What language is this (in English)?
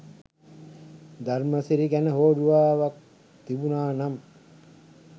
Sinhala